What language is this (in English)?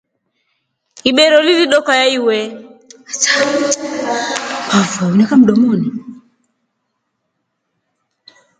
Rombo